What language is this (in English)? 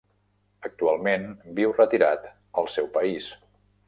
Catalan